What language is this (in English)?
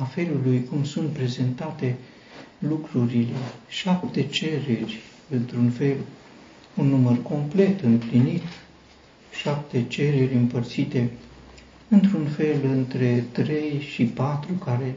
Romanian